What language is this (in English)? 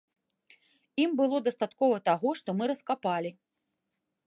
Belarusian